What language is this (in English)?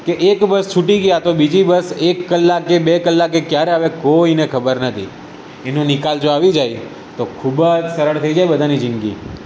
Gujarati